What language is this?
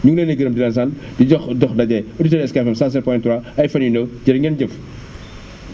Wolof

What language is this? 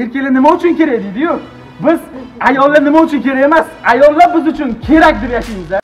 Turkish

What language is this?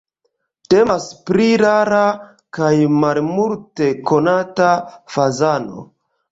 Esperanto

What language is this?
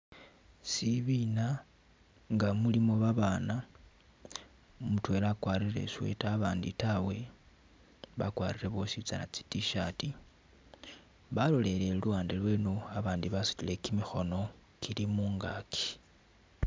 Masaaba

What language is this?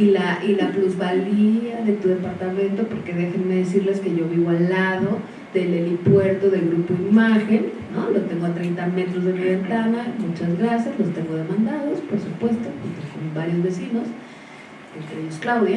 Spanish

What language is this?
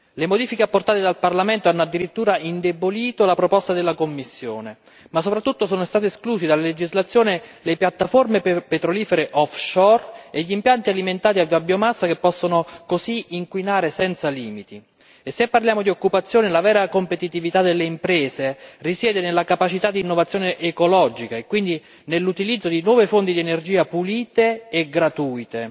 Italian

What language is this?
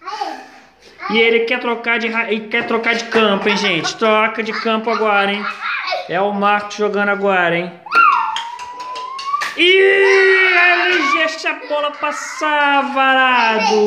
Portuguese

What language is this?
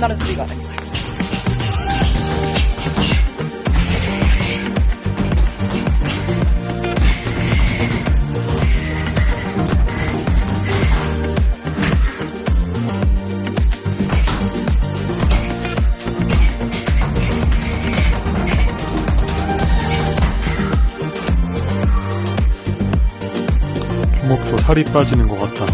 Korean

